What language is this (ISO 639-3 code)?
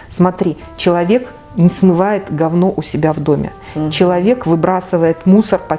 rus